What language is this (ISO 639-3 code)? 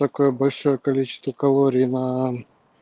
rus